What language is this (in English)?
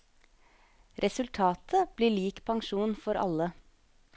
Norwegian